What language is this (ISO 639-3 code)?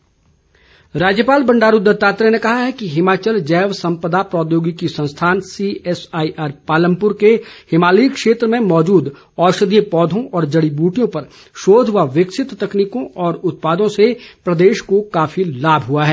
hin